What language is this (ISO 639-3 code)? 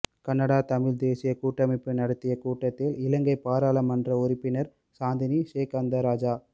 tam